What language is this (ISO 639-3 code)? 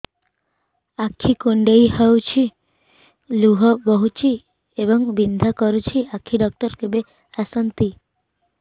ori